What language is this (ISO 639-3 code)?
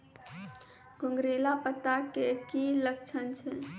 mai